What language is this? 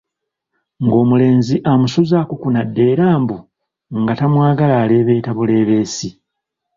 Ganda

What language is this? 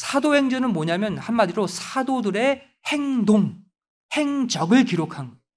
Korean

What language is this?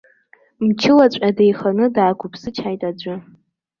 Abkhazian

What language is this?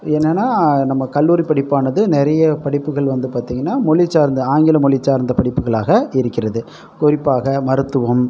Tamil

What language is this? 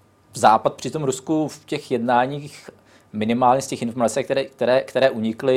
Czech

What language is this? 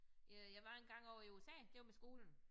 Danish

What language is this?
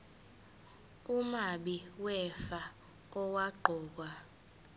Zulu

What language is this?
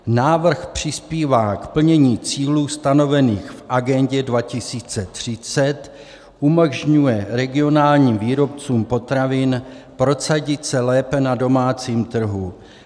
Czech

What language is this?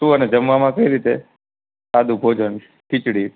Gujarati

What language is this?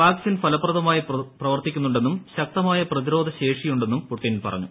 Malayalam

